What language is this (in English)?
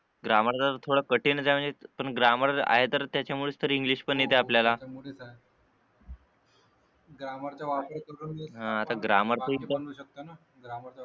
Marathi